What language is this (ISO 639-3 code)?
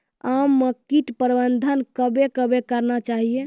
mai